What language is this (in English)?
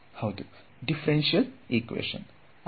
Kannada